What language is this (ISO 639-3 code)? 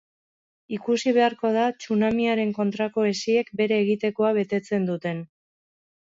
eus